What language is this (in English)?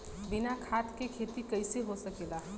Bhojpuri